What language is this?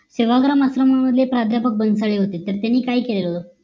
Marathi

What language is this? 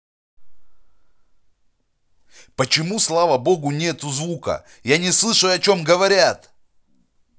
Russian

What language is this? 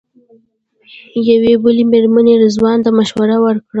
Pashto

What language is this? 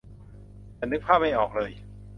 Thai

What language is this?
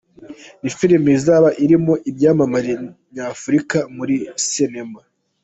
Kinyarwanda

